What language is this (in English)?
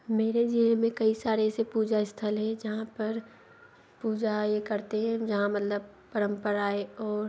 Hindi